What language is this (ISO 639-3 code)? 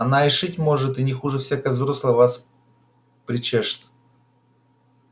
rus